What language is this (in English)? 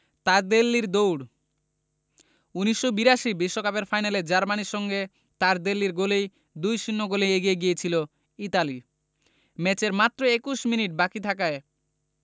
Bangla